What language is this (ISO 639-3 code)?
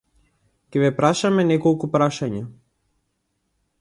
mkd